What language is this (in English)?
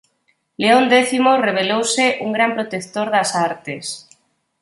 Galician